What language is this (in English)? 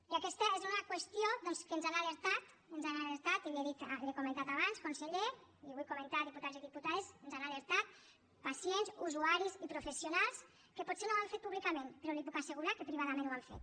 Catalan